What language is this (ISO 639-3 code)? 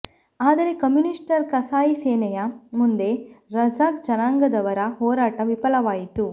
kan